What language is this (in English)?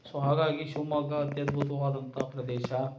Kannada